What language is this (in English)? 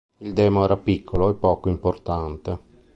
Italian